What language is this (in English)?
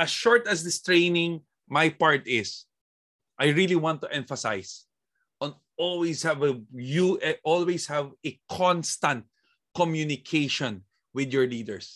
Filipino